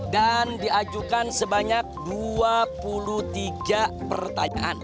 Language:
Indonesian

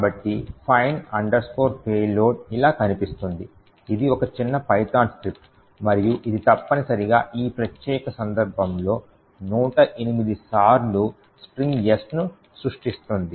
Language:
Telugu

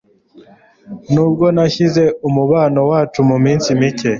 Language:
Kinyarwanda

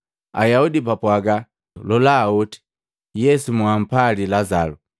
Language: Matengo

